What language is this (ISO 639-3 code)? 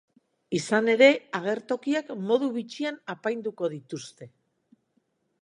eus